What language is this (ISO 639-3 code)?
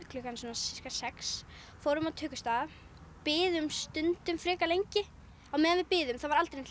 isl